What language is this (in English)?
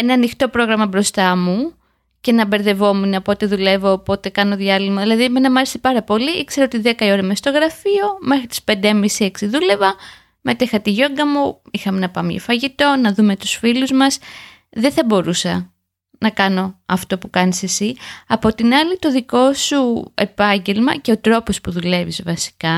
Greek